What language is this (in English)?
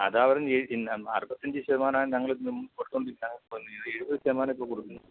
Malayalam